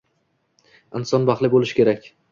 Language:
Uzbek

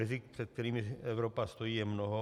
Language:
Czech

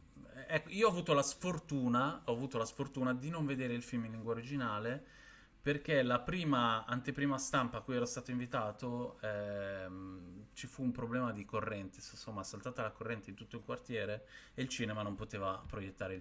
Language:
Italian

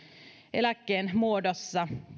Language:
Finnish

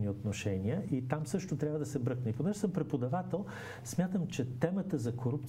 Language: Bulgarian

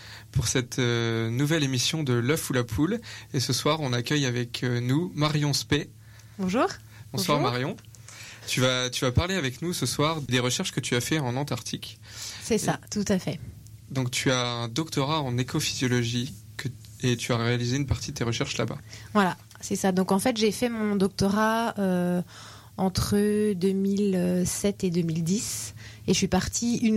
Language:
French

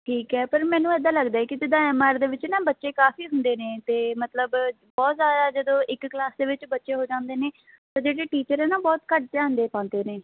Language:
Punjabi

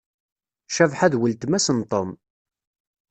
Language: Kabyle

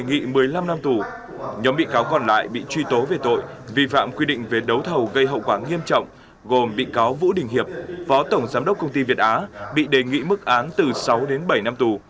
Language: Vietnamese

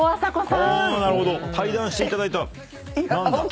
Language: Japanese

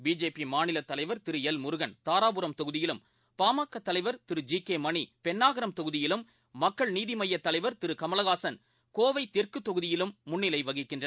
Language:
Tamil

